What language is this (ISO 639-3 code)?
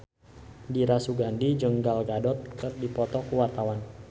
sun